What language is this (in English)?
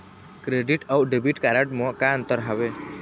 Chhattisgarhi